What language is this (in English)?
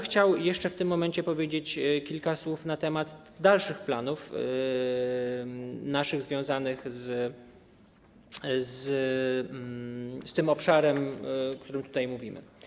Polish